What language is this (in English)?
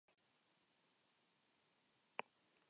Spanish